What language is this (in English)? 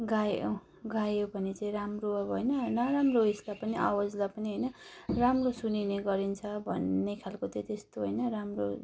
Nepali